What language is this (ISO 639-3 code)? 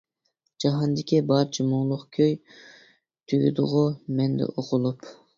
uig